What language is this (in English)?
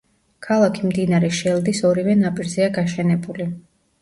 Georgian